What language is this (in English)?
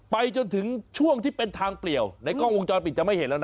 Thai